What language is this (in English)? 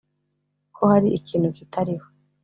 Kinyarwanda